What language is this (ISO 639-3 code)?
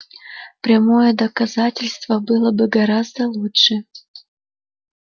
rus